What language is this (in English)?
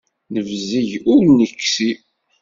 Kabyle